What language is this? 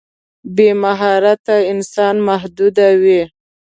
Pashto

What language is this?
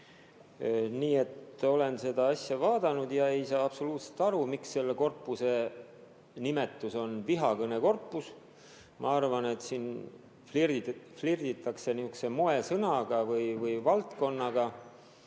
Estonian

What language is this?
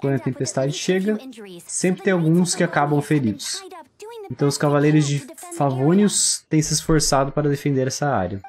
Portuguese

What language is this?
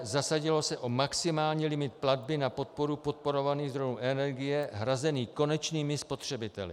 Czech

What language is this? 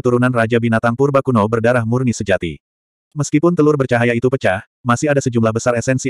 Indonesian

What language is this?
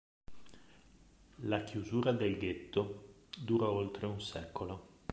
Italian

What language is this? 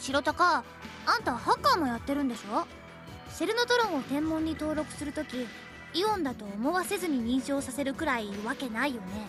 Japanese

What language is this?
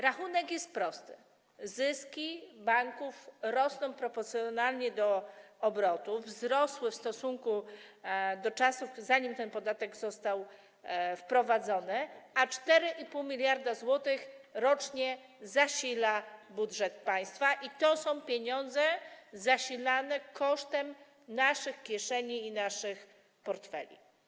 Polish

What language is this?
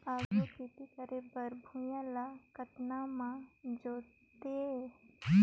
Chhattisgarhi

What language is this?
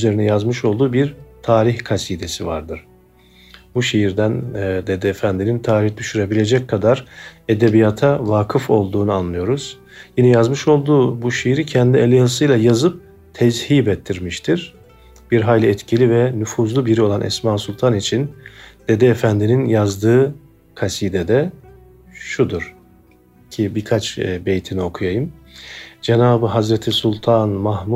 Turkish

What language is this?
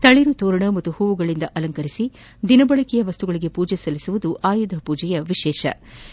Kannada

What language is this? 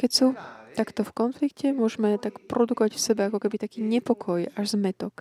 Slovak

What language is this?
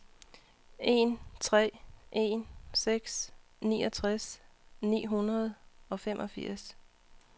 Danish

